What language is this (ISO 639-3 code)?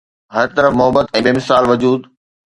snd